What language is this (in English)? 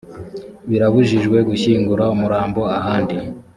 Kinyarwanda